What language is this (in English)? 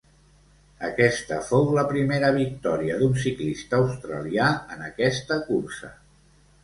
Catalan